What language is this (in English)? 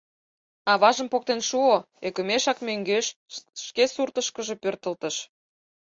Mari